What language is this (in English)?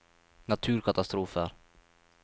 Norwegian